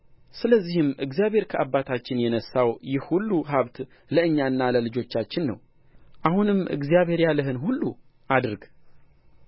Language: Amharic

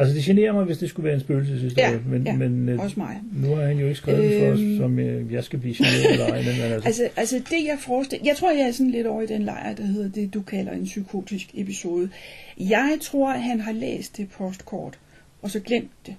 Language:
Danish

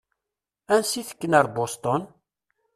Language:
Kabyle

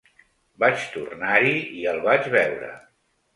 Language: Catalan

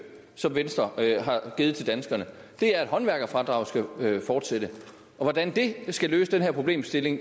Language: Danish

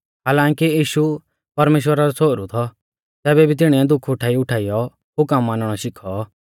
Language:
Mahasu Pahari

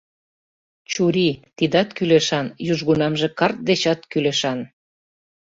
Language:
Mari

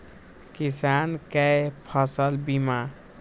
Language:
Maithili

